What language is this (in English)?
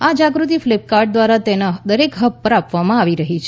Gujarati